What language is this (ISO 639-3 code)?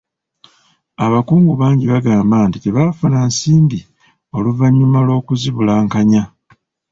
lug